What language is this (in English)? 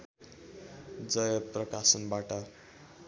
Nepali